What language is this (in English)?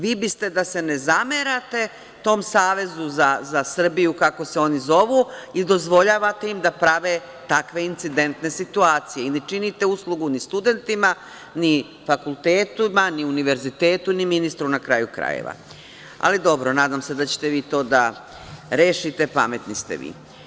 Serbian